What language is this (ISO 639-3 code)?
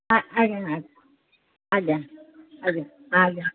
ori